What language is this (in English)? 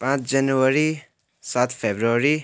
Nepali